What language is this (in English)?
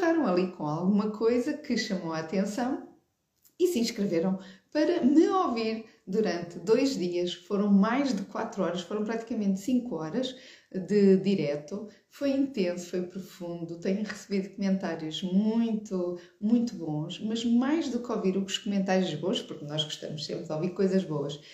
Portuguese